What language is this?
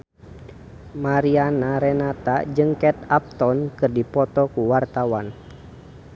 Sundanese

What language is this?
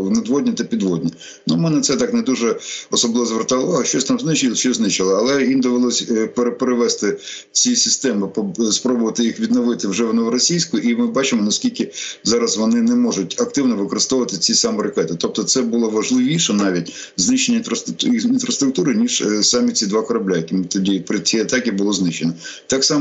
Ukrainian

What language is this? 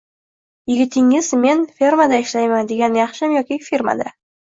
Uzbek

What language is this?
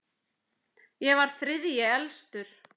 Icelandic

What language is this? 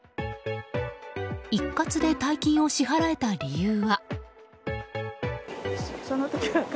Japanese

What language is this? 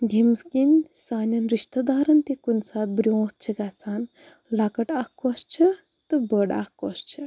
Kashmiri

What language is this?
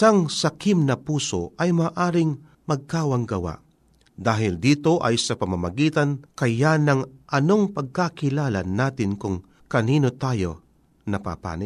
Filipino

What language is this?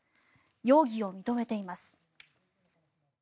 Japanese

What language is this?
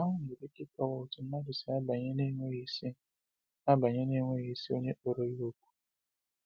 Igbo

